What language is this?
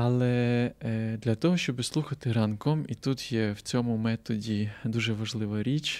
Ukrainian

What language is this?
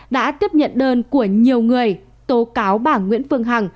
Vietnamese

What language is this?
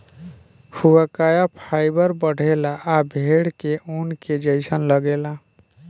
Bhojpuri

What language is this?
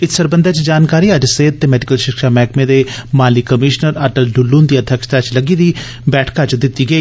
Dogri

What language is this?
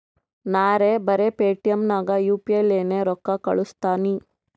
Kannada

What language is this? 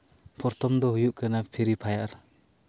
Santali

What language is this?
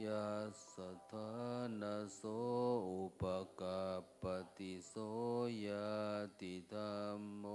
Thai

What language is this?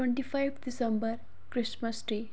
Dogri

